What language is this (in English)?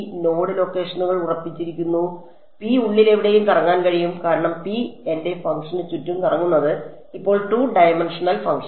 Malayalam